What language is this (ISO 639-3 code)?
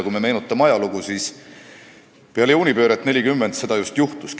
est